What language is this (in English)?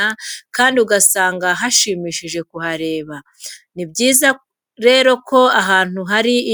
Kinyarwanda